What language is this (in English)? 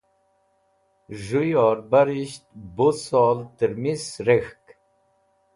Wakhi